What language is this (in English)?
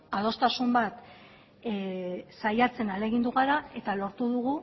Basque